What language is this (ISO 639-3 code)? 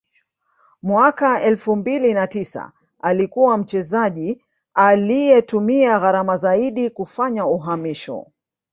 swa